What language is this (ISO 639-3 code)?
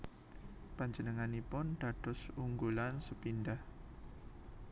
jav